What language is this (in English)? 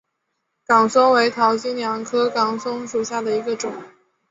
Chinese